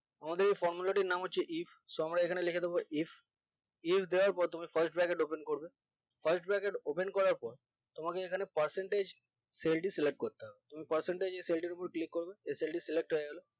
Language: Bangla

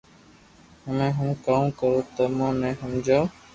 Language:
Loarki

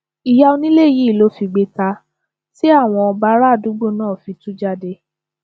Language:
Yoruba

